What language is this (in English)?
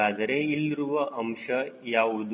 Kannada